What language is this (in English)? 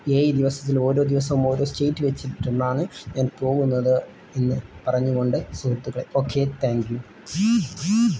Malayalam